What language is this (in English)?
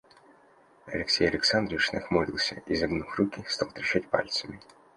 Russian